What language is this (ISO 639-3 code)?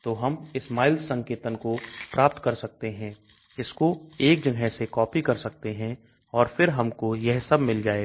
hin